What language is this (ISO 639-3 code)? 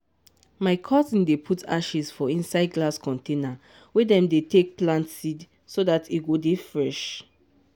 pcm